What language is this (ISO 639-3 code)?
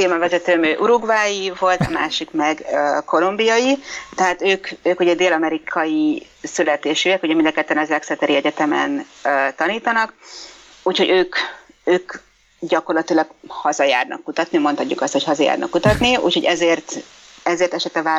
hun